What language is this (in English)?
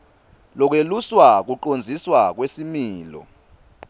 Swati